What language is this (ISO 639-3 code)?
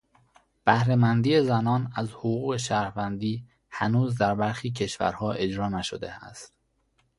fas